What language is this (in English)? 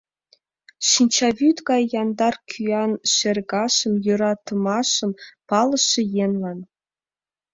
Mari